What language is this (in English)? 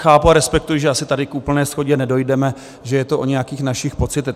Czech